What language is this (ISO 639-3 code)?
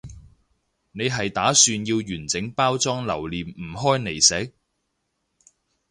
yue